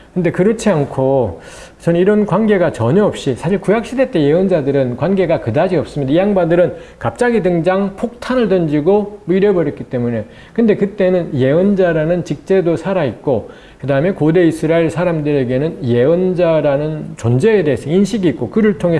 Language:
Korean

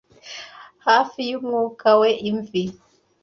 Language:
Kinyarwanda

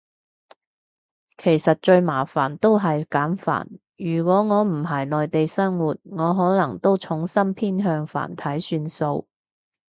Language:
Cantonese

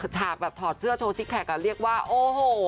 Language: Thai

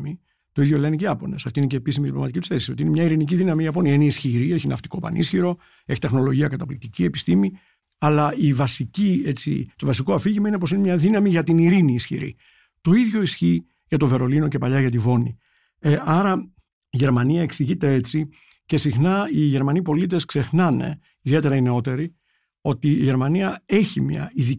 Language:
Greek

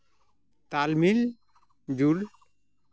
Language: Santali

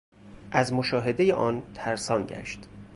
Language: Persian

